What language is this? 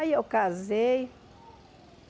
Portuguese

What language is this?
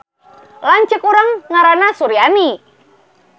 Sundanese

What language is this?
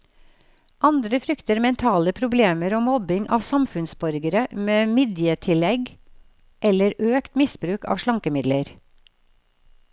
Norwegian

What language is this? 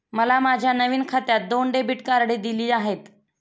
Marathi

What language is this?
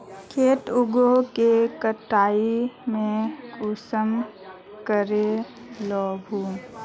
Magahi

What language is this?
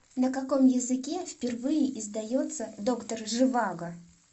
Russian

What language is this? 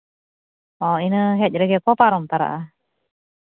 Santali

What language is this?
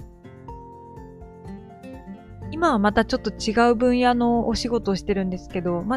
Japanese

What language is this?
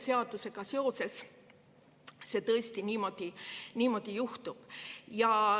Estonian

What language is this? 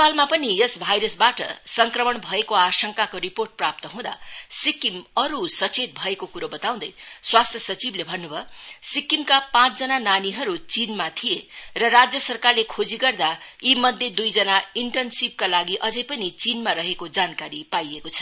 Nepali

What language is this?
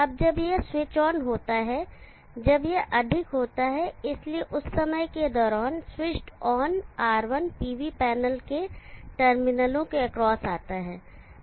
Hindi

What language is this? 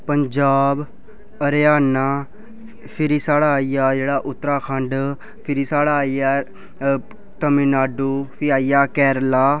Dogri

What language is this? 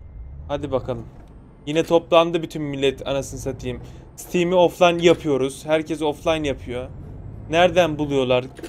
Turkish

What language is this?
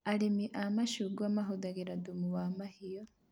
Kikuyu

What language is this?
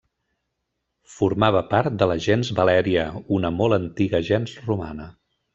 Catalan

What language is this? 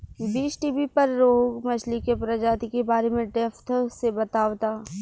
Bhojpuri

